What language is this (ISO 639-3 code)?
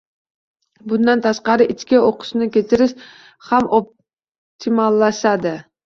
uzb